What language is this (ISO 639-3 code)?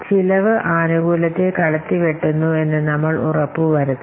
mal